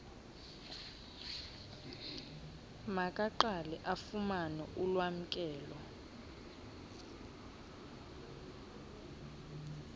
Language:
Xhosa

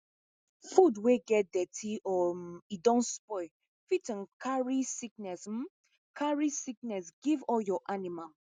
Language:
Nigerian Pidgin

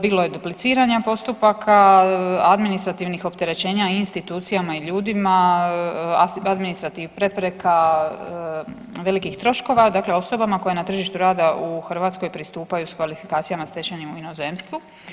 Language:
Croatian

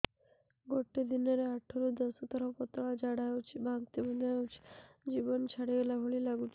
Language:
Odia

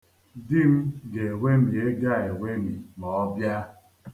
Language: Igbo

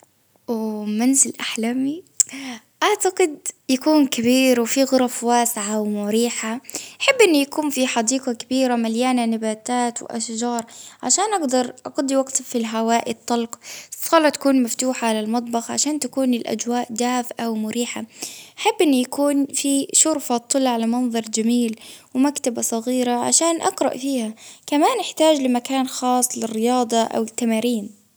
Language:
Baharna Arabic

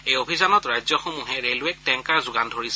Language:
Assamese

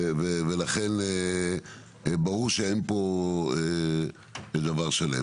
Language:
Hebrew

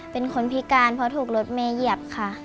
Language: Thai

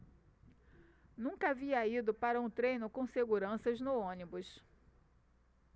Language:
Portuguese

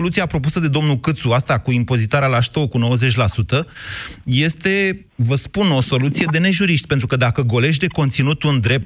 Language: Romanian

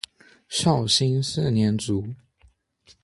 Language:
Chinese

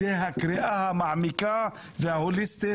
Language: Hebrew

